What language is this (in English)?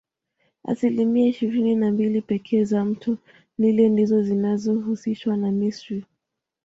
Swahili